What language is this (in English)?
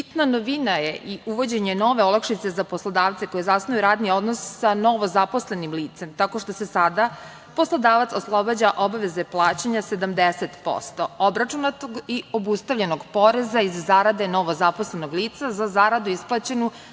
Serbian